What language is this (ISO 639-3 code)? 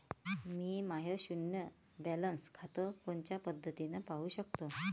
mar